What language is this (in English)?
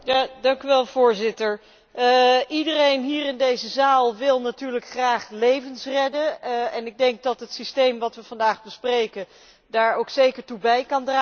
Dutch